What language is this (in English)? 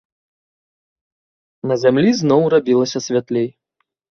Belarusian